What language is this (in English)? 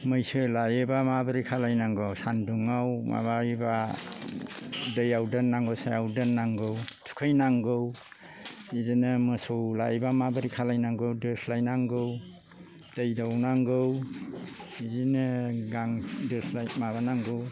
Bodo